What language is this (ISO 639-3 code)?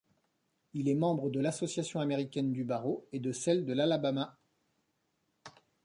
fra